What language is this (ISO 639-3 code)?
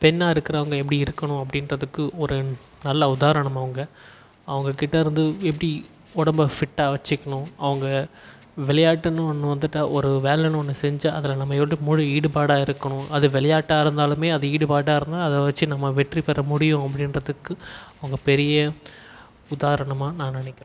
tam